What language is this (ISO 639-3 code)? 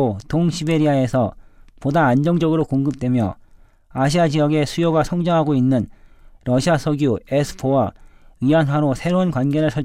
kor